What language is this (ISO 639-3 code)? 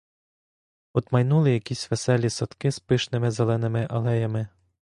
ukr